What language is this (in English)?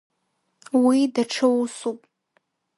Abkhazian